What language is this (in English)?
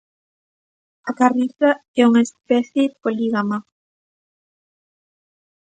Galician